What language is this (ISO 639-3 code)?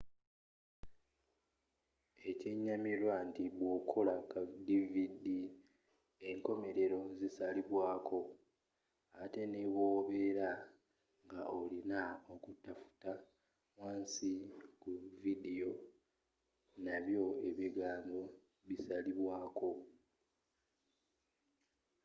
lug